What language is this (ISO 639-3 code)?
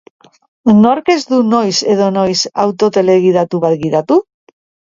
eus